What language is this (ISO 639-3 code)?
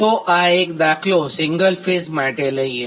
guj